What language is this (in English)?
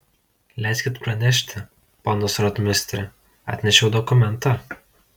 Lithuanian